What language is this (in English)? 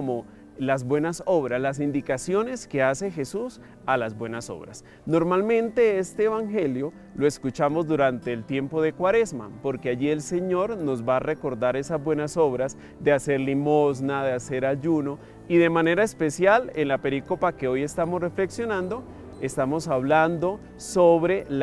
Spanish